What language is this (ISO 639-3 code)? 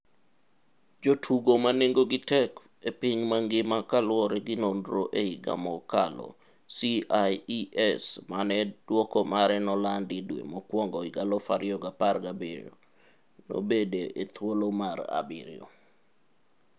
luo